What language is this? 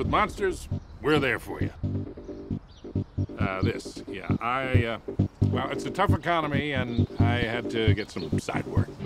English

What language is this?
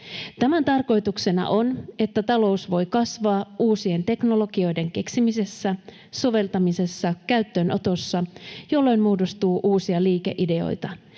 Finnish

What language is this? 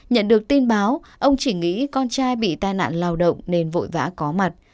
Vietnamese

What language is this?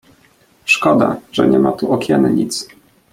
Polish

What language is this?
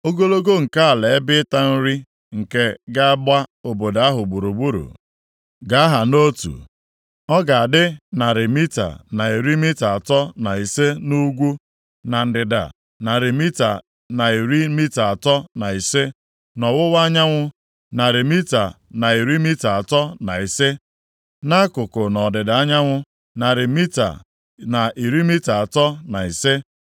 Igbo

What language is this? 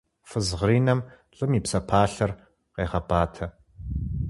Kabardian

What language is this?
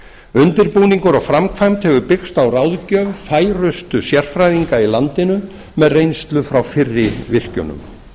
Icelandic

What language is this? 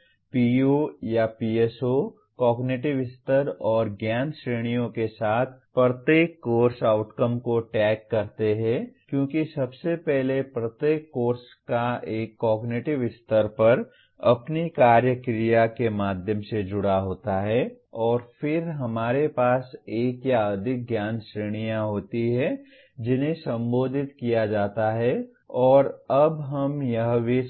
Hindi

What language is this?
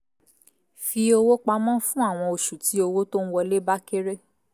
Yoruba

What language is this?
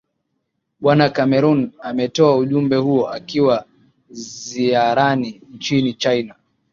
Swahili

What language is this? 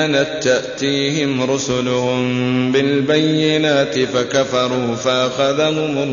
Arabic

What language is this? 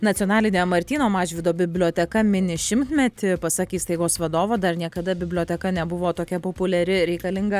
Lithuanian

